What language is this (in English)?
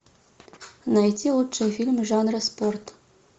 Russian